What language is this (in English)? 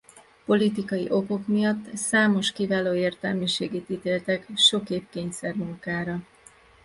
Hungarian